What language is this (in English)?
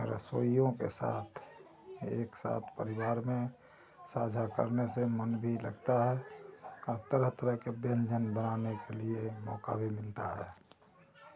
Hindi